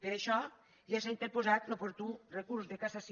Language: Catalan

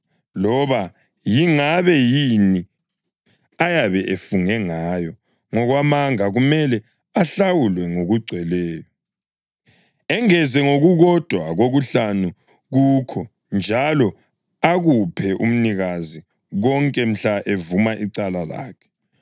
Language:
North Ndebele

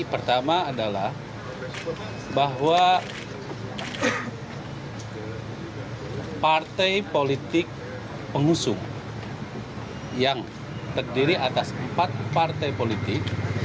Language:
Indonesian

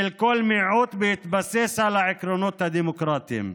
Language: Hebrew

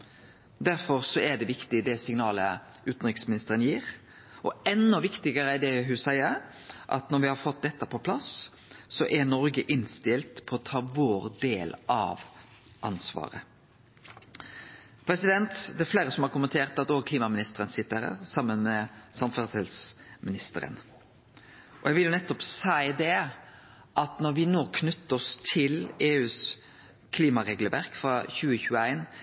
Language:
Norwegian Nynorsk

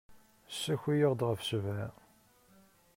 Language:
Kabyle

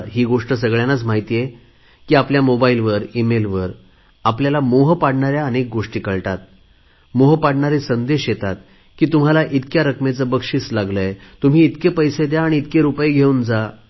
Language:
Marathi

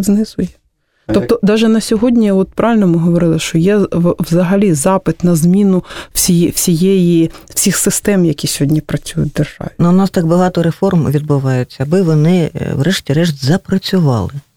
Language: Russian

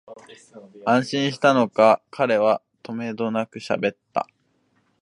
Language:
Japanese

